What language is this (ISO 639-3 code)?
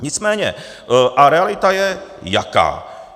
ces